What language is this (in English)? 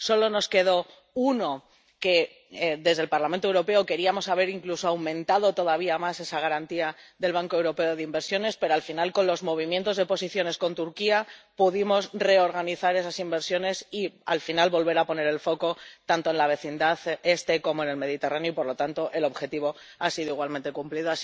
Spanish